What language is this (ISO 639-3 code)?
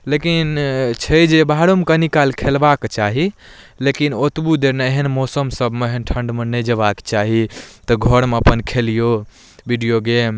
mai